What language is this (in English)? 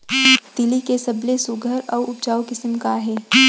Chhattisgarhi